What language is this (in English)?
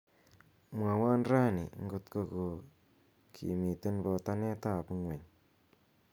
Kalenjin